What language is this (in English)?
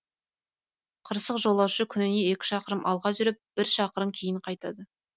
Kazakh